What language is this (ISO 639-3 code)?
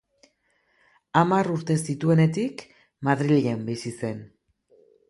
eus